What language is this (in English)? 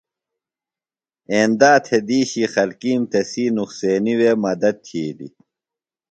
Phalura